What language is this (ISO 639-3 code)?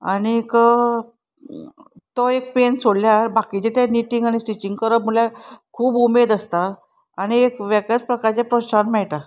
kok